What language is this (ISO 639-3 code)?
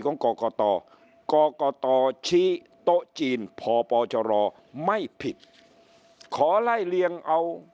tha